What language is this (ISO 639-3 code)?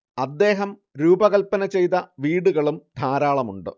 mal